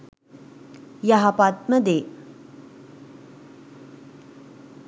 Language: Sinhala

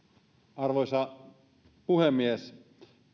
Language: Finnish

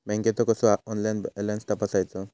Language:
Marathi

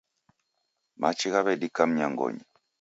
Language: Taita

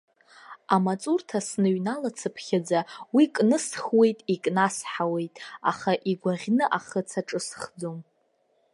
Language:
Abkhazian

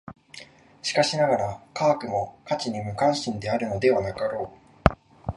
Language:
Japanese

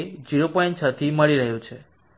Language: Gujarati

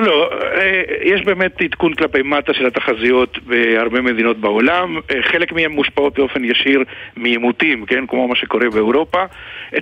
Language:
Hebrew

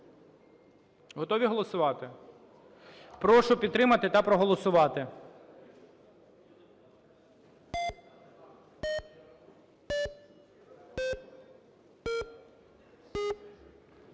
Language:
Ukrainian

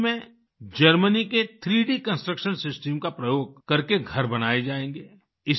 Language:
Hindi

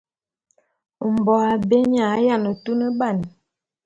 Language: Bulu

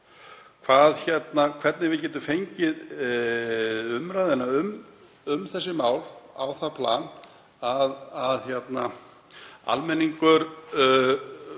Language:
Icelandic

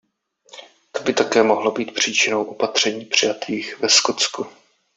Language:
Czech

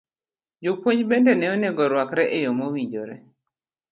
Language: Luo (Kenya and Tanzania)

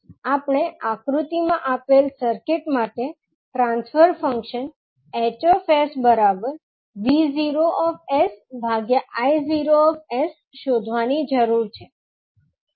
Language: Gujarati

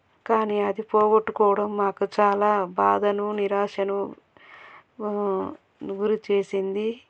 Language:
Telugu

